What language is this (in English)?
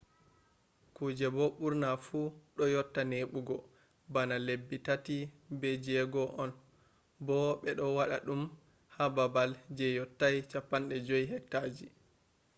Fula